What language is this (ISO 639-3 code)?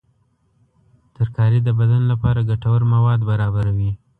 pus